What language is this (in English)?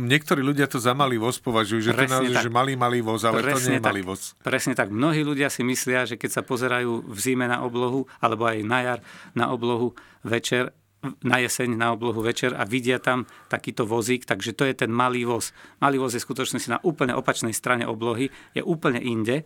Slovak